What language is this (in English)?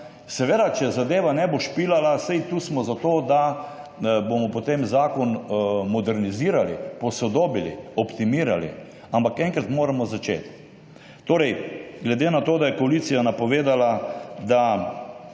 Slovenian